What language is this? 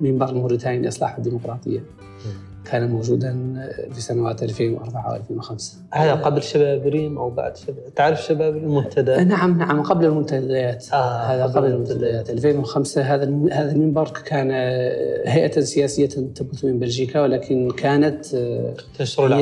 Arabic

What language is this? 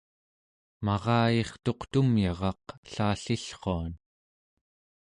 Central Yupik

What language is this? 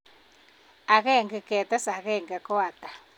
Kalenjin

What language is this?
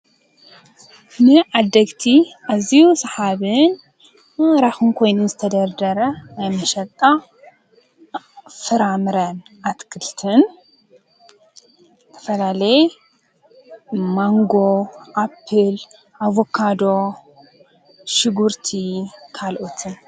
Tigrinya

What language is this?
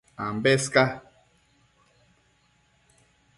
Matsés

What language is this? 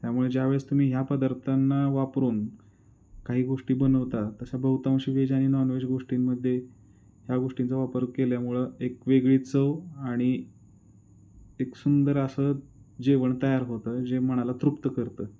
Marathi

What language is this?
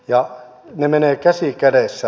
Finnish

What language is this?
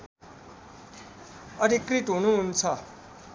Nepali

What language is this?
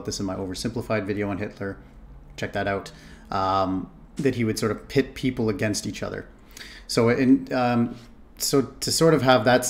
English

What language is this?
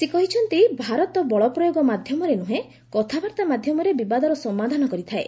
Odia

